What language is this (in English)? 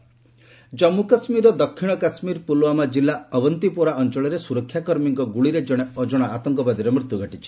Odia